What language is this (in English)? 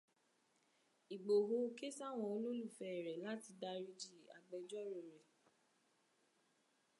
Yoruba